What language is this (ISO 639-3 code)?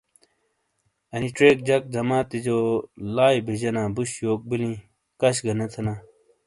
scl